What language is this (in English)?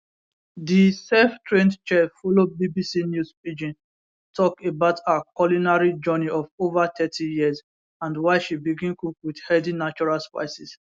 Nigerian Pidgin